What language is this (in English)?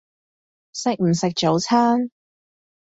Cantonese